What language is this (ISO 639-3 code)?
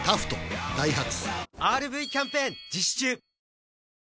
jpn